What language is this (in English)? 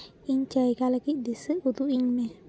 Santali